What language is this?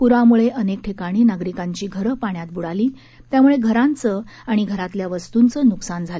Marathi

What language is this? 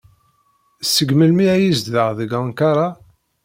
Kabyle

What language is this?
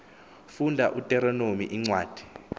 Xhosa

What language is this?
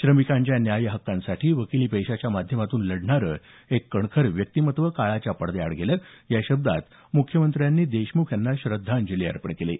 Marathi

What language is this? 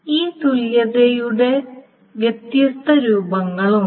Malayalam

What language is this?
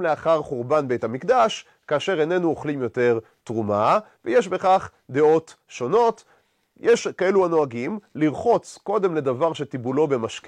Hebrew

